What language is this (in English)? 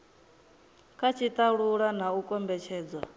Venda